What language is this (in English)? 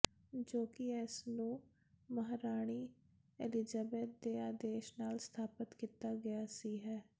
Punjabi